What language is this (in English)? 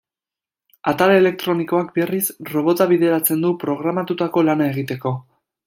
Basque